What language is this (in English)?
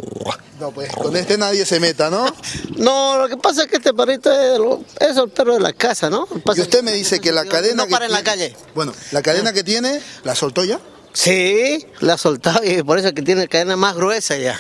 Spanish